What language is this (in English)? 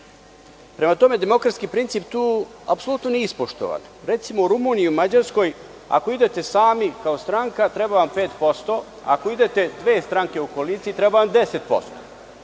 Serbian